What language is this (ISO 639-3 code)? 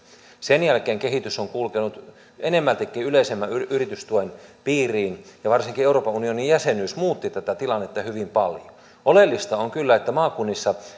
fin